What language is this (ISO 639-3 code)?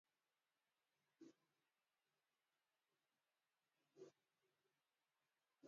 swa